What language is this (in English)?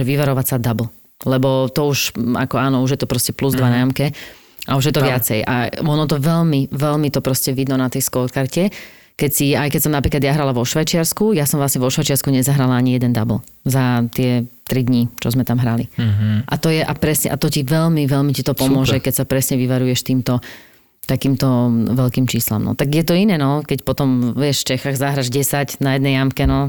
Slovak